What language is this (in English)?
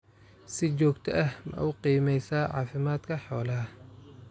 Somali